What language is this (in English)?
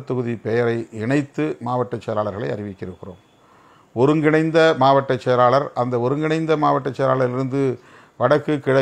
Romanian